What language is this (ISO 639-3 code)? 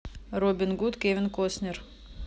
rus